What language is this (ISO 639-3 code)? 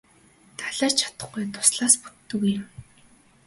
mon